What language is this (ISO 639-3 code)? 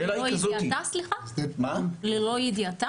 heb